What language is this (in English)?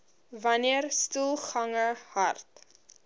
Afrikaans